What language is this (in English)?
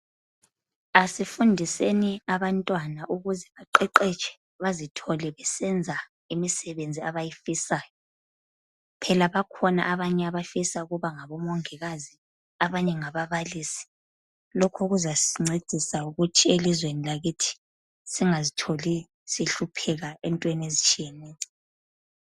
North Ndebele